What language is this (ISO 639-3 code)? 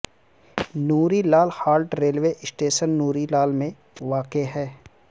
urd